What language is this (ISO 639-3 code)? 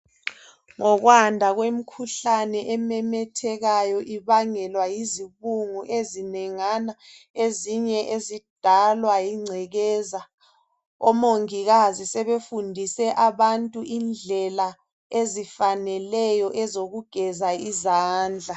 nde